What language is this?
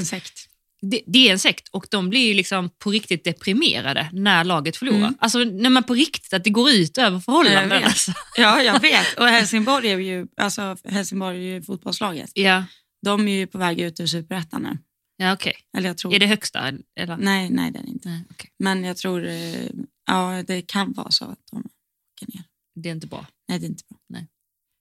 Swedish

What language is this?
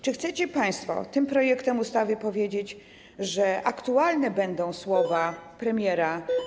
Polish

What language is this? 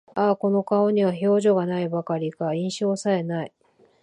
Japanese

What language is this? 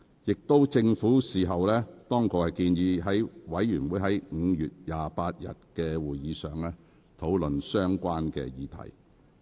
Cantonese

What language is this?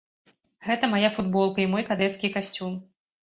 Belarusian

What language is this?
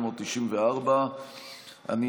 Hebrew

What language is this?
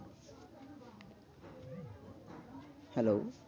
Bangla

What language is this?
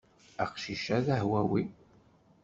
Kabyle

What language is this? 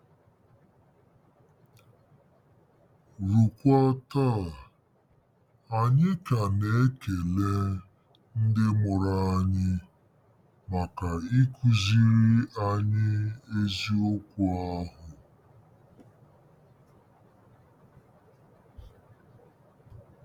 Igbo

